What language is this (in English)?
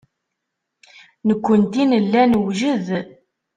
Kabyle